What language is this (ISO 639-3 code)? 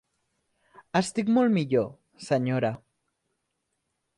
cat